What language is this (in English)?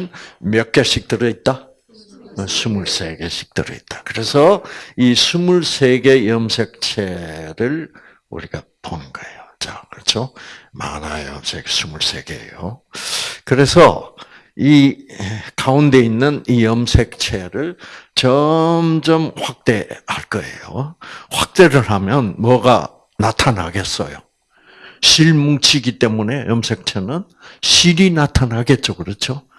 Korean